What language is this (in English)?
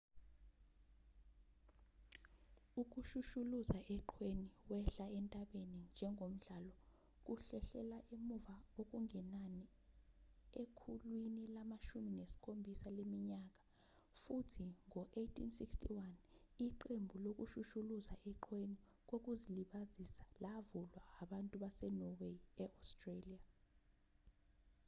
Zulu